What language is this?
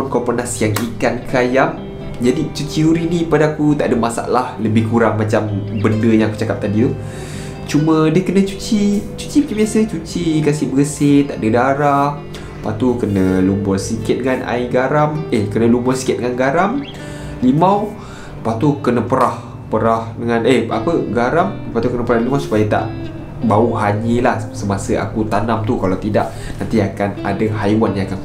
Malay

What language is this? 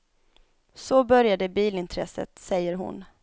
Swedish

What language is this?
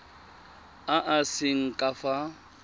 Tswana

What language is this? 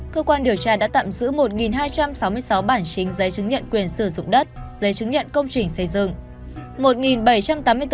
Vietnamese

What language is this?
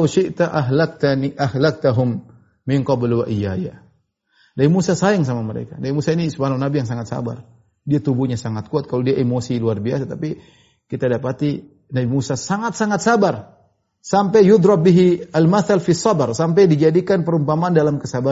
Indonesian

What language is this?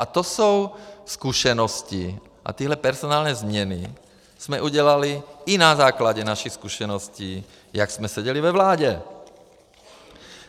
Czech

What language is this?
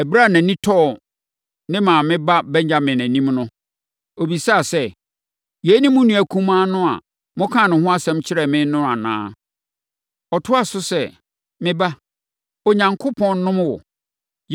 Akan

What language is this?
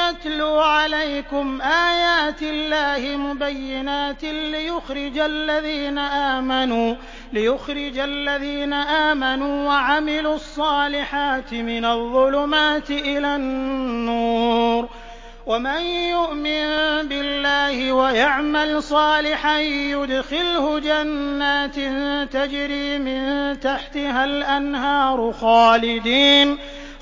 Arabic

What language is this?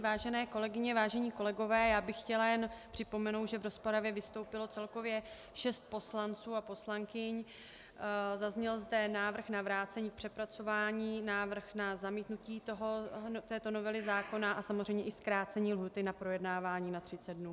Czech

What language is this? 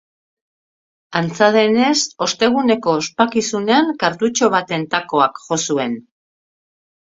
Basque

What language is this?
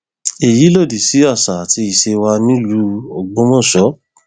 Yoruba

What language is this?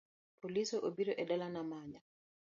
Luo (Kenya and Tanzania)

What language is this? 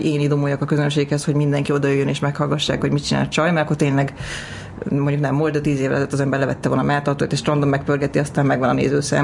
Hungarian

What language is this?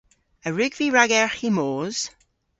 Cornish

